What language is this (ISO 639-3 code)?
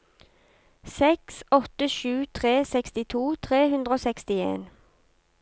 nor